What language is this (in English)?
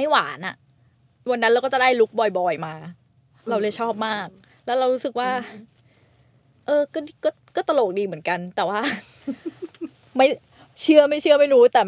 Thai